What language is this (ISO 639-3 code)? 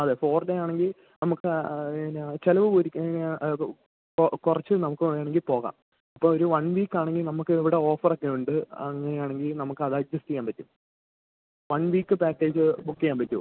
mal